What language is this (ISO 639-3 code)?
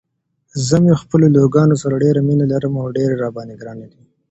pus